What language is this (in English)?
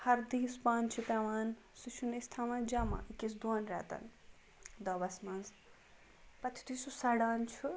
Kashmiri